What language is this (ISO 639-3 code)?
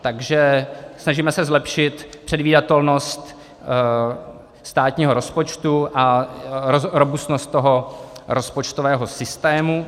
ces